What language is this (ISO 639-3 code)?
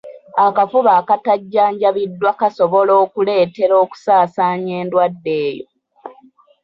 lug